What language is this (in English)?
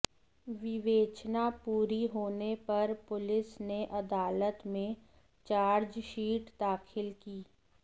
Hindi